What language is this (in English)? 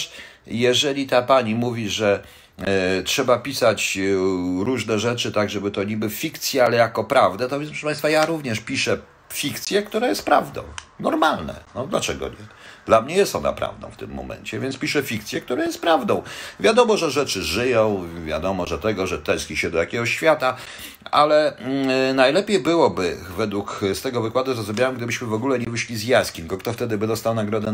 Polish